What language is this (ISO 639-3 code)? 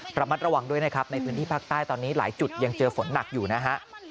tha